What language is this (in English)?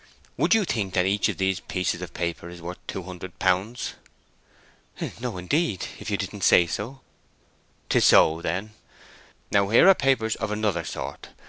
English